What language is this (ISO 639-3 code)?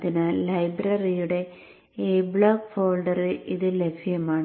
mal